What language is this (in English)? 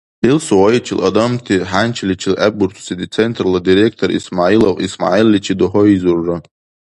Dargwa